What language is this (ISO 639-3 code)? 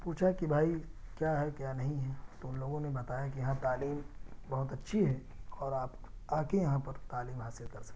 urd